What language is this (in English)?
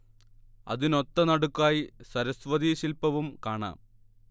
Malayalam